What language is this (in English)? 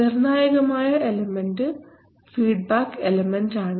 Malayalam